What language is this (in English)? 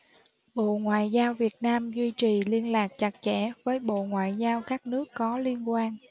Vietnamese